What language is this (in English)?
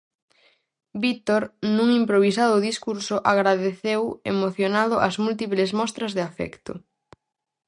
Galician